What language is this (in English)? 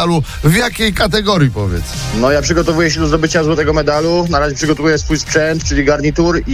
Polish